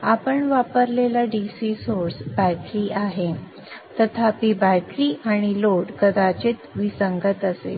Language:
Marathi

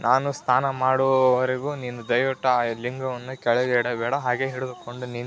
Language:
Kannada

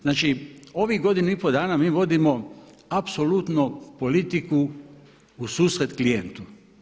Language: Croatian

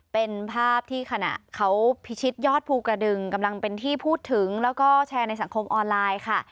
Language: Thai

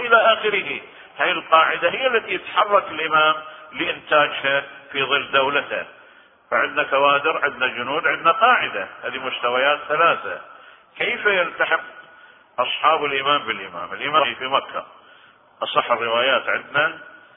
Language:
Arabic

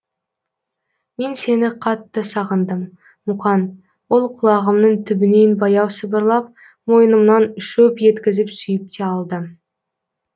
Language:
Kazakh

